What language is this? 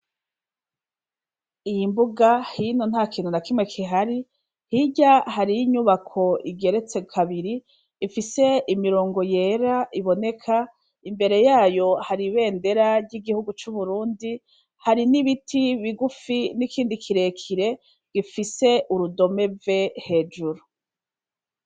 Rundi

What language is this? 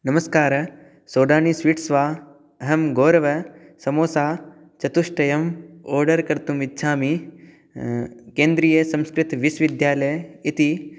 Sanskrit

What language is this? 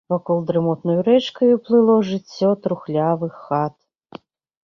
Belarusian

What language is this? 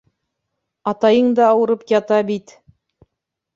Bashkir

